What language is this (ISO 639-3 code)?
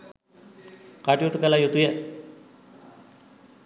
sin